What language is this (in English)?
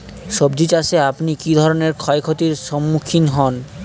Bangla